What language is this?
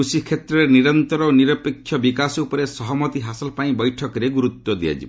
Odia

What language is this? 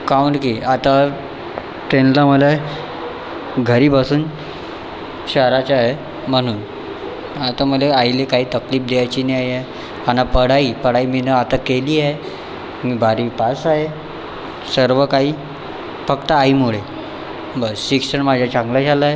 Marathi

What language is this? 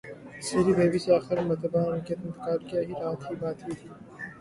Urdu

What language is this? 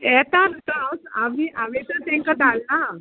Konkani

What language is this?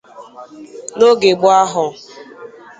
Igbo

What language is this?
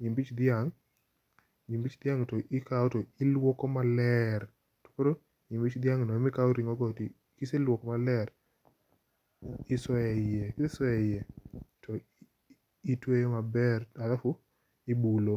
Luo (Kenya and Tanzania)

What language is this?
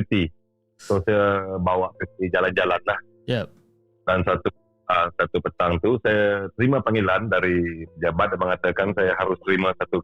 Malay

